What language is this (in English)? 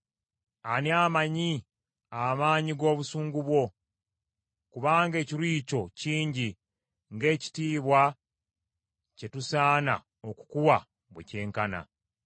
Ganda